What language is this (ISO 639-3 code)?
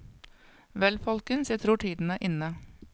nor